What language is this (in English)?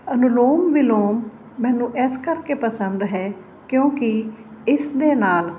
Punjabi